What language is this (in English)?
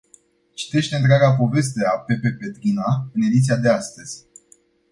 Romanian